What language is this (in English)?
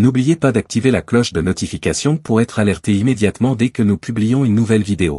French